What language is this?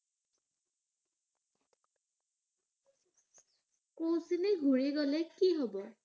Assamese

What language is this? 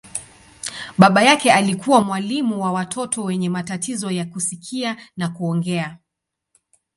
Swahili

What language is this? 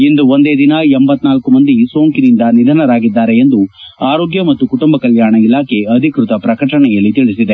Kannada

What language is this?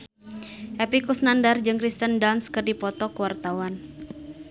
Sundanese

